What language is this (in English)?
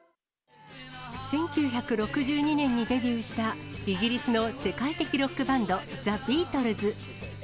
Japanese